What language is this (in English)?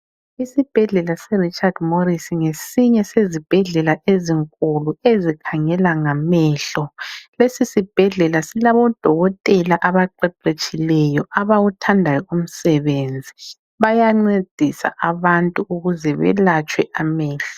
North Ndebele